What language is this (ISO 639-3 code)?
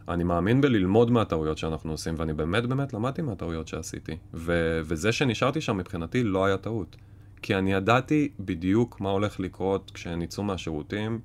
heb